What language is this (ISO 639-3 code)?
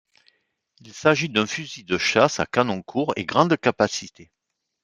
fra